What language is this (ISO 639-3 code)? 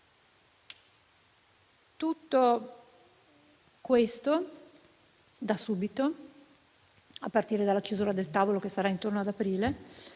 ita